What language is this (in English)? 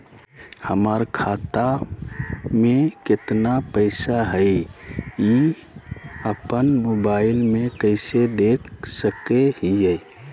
Magahi